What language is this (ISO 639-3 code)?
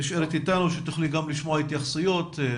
heb